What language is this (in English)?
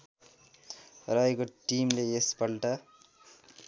Nepali